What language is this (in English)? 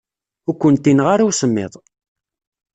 Kabyle